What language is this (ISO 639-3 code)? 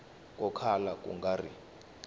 tso